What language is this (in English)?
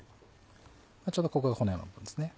Japanese